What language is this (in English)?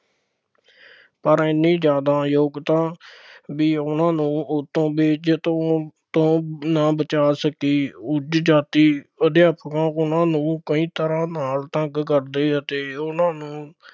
Punjabi